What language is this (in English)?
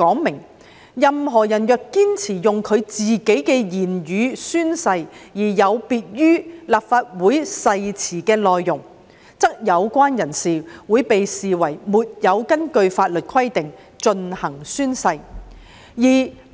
Cantonese